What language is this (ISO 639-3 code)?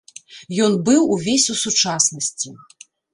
bel